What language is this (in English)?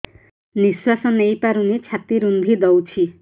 Odia